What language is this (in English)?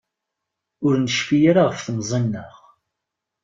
Kabyle